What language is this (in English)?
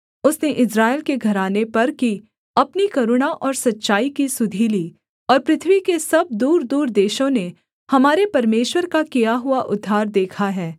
Hindi